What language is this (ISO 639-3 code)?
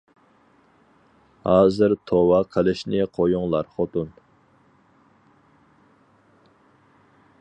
uig